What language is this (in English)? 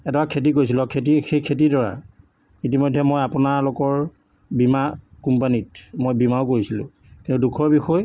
Assamese